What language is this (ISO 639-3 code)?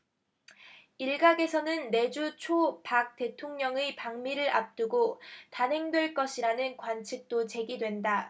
kor